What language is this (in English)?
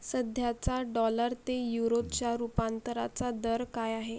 Marathi